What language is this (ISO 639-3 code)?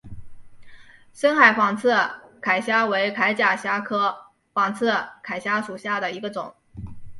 zho